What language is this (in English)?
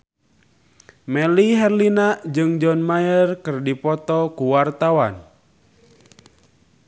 Sundanese